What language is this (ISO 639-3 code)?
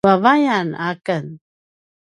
pwn